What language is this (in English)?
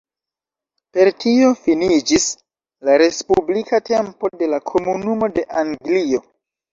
Esperanto